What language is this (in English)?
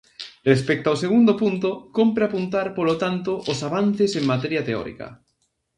Galician